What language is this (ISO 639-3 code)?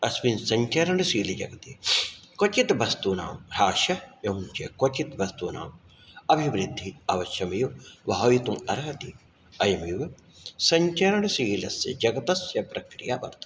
san